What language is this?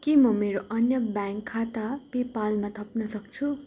Nepali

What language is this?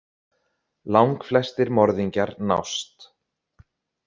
Icelandic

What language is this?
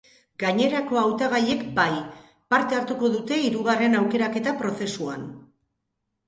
Basque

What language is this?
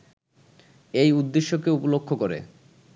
Bangla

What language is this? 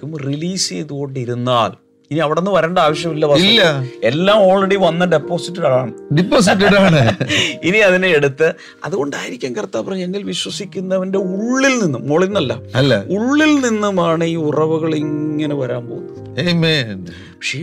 Malayalam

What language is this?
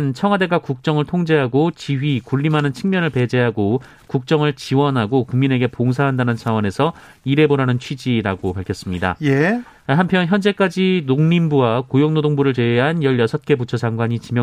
Korean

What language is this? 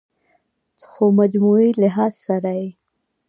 Pashto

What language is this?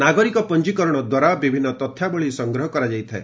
Odia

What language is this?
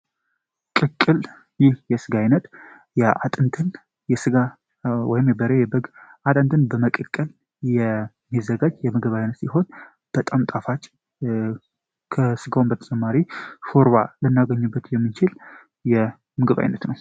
Amharic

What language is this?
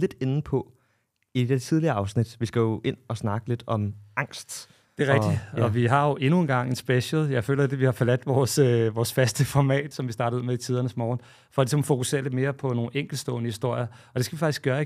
Danish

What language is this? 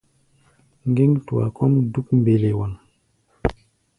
Gbaya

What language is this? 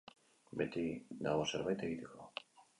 Basque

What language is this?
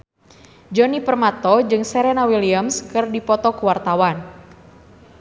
Sundanese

